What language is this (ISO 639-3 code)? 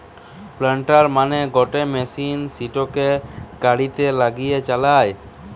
ben